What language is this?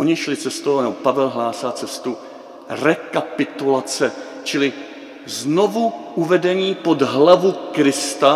Czech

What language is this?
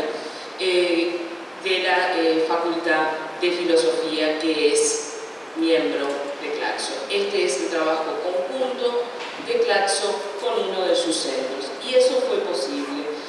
Spanish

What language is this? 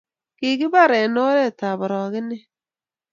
Kalenjin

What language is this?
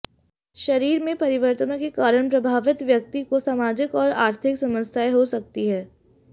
Hindi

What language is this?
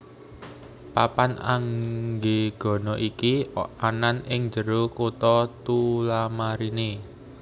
Javanese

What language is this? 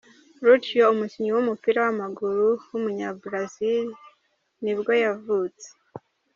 Kinyarwanda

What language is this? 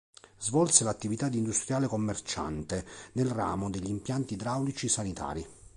Italian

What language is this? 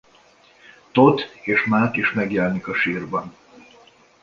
Hungarian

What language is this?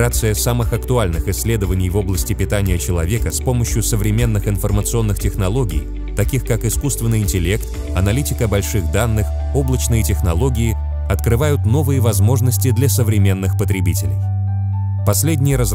Russian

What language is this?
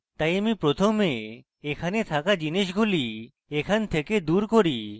Bangla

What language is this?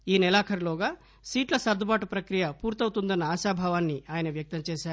Telugu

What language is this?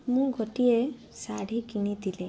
Odia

